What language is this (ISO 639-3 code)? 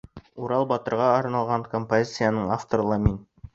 bak